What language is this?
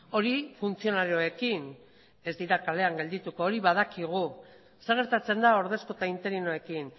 Basque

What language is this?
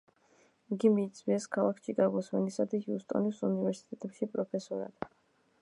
Georgian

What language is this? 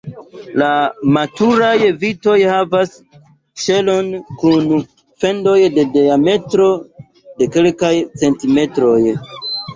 Esperanto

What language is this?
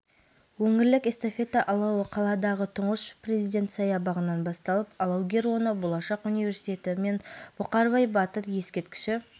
Kazakh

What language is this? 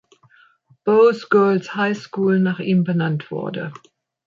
German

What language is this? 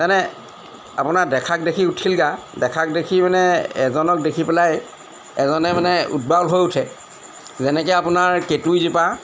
Assamese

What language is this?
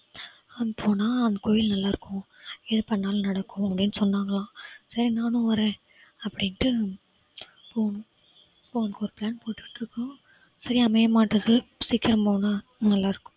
Tamil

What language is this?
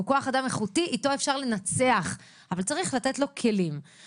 Hebrew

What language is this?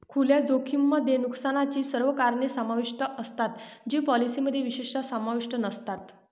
Marathi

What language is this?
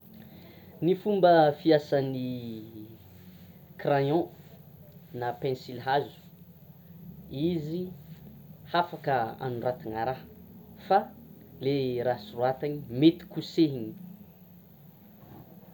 Tsimihety Malagasy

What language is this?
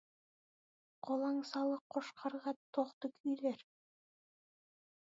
Kazakh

